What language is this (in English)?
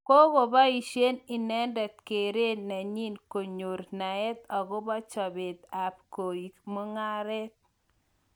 Kalenjin